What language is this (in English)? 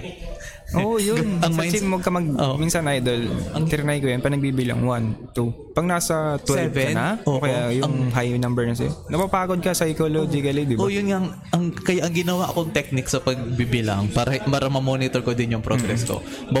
Filipino